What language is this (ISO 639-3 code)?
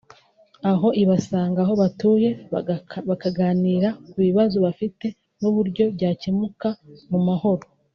kin